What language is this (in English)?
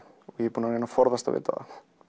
Icelandic